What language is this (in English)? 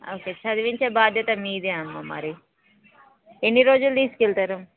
Telugu